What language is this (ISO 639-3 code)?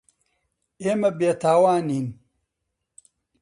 ckb